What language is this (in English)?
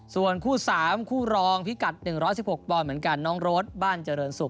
Thai